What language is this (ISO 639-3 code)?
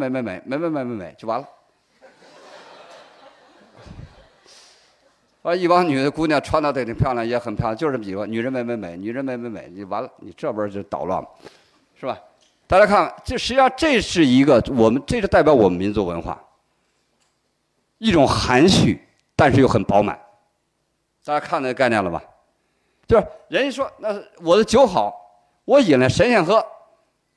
zho